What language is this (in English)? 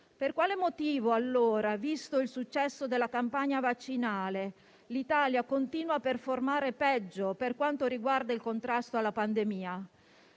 Italian